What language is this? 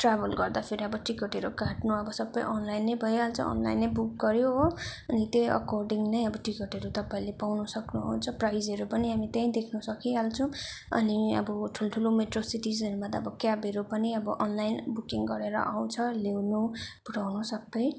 Nepali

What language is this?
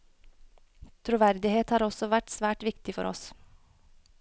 Norwegian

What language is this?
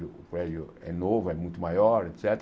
Portuguese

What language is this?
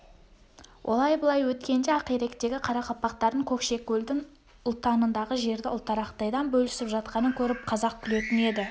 Kazakh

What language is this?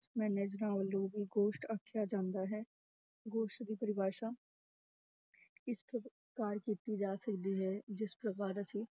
Punjabi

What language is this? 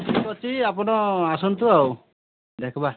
Odia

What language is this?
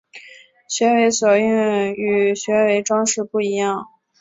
Chinese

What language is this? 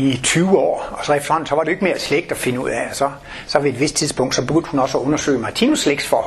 Danish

